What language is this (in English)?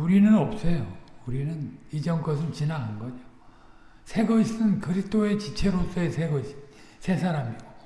Korean